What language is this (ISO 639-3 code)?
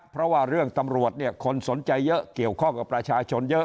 tha